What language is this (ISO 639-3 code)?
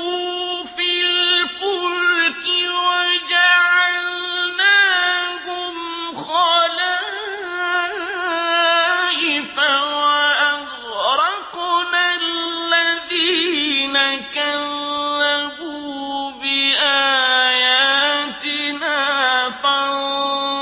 ara